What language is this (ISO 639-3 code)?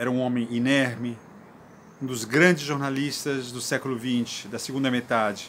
por